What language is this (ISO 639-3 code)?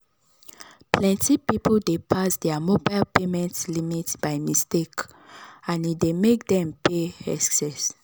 pcm